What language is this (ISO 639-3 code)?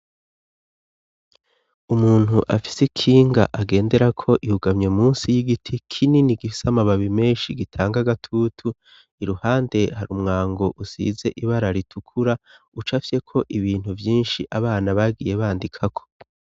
run